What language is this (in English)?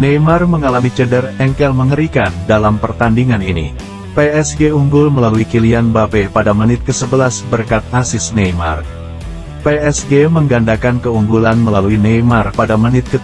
Indonesian